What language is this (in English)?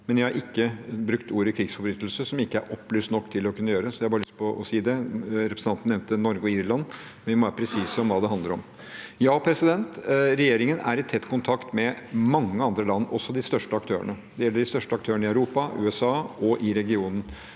Norwegian